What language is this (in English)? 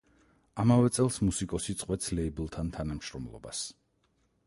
Georgian